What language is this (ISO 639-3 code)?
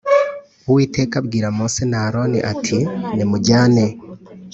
kin